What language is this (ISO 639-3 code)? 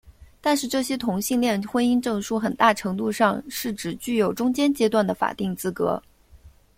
zho